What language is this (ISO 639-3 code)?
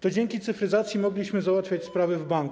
pol